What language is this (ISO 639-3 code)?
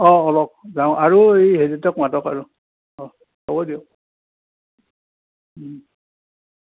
asm